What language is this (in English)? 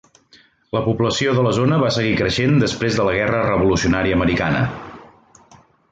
Catalan